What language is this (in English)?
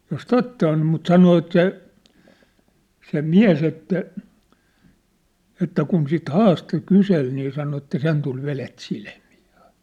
Finnish